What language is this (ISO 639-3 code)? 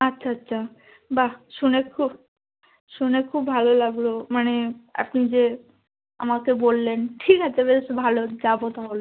ben